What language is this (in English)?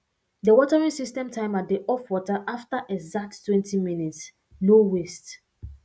Nigerian Pidgin